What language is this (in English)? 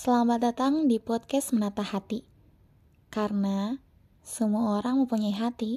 Indonesian